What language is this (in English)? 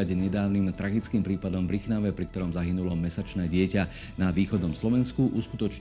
Slovak